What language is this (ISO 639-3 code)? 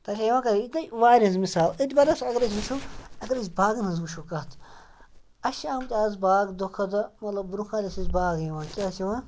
kas